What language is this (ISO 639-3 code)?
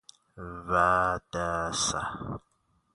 fas